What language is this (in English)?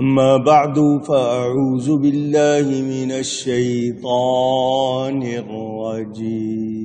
Arabic